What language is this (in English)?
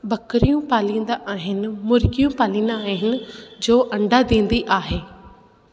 Sindhi